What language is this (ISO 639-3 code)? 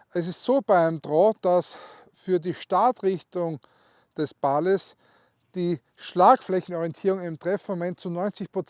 deu